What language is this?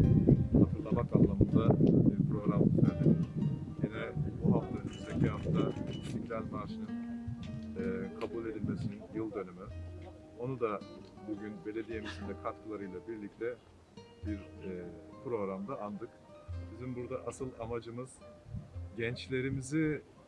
Turkish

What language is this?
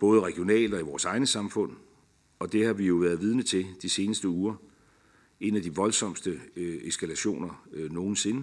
Danish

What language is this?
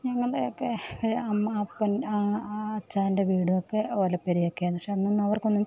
Malayalam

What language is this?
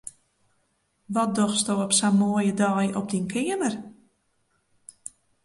Western Frisian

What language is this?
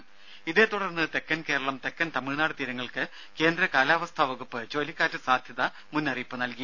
Malayalam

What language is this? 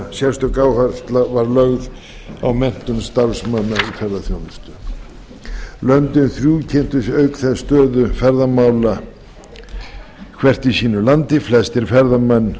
Icelandic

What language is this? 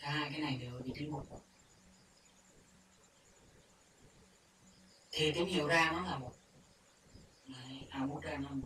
Vietnamese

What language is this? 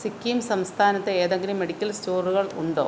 Malayalam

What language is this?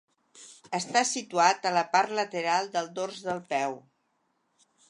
Catalan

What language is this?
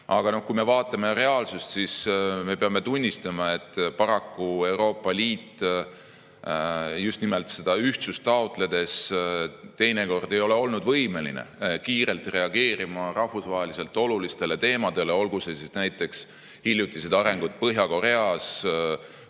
Estonian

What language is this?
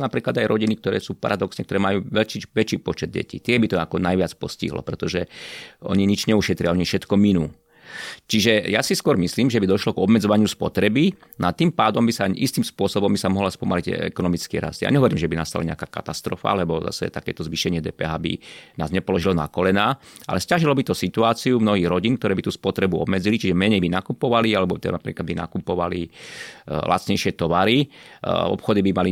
Slovak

